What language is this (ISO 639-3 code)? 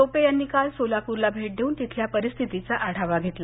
mar